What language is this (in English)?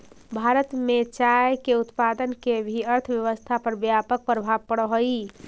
Magahi